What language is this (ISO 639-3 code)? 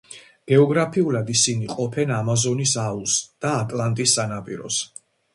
kat